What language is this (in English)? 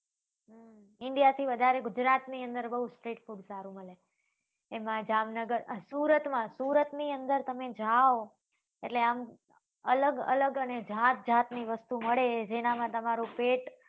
Gujarati